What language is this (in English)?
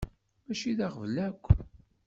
Kabyle